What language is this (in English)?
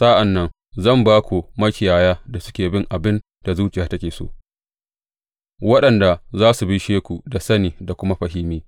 Hausa